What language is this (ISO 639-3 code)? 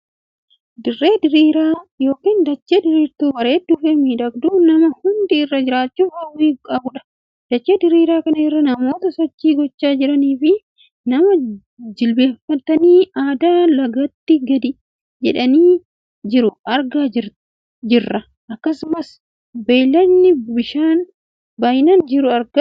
orm